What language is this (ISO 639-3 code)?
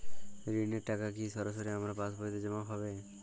ben